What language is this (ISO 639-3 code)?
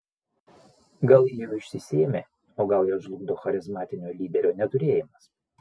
lit